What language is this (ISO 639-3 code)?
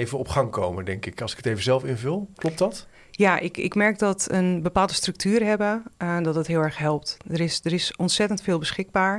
nld